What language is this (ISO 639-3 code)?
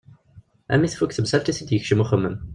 kab